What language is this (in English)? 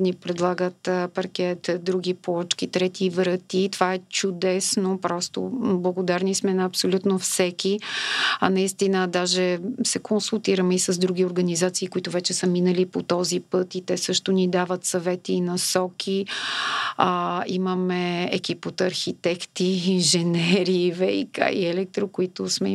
Bulgarian